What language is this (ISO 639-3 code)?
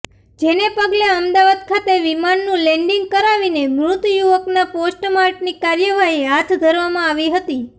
guj